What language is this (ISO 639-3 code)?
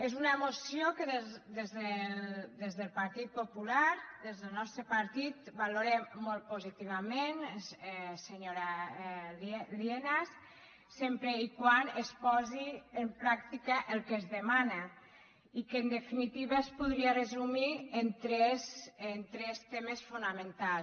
cat